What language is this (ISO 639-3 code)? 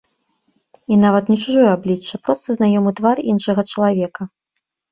bel